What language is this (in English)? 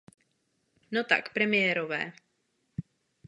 Czech